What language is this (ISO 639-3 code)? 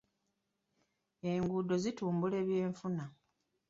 lug